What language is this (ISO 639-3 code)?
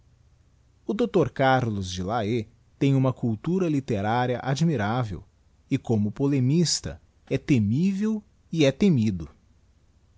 por